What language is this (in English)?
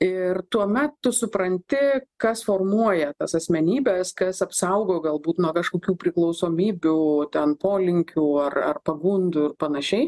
Lithuanian